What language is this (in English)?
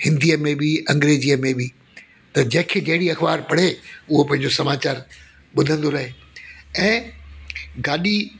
Sindhi